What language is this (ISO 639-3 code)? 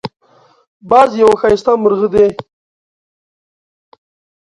pus